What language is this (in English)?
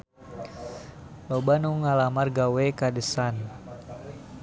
Sundanese